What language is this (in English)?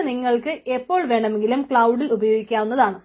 Malayalam